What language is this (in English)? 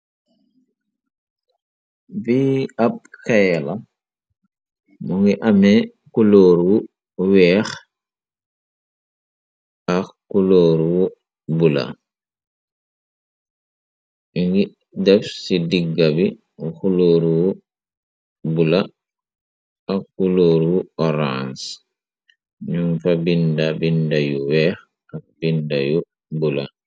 Wolof